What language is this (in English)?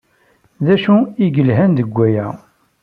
Kabyle